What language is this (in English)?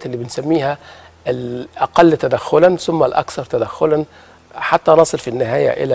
Arabic